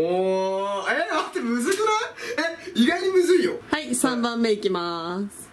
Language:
Japanese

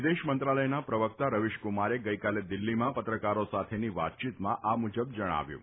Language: Gujarati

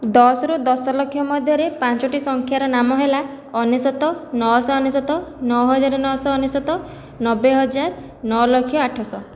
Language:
Odia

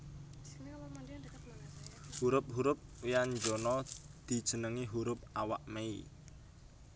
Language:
Javanese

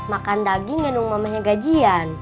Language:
Indonesian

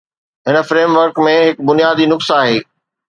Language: Sindhi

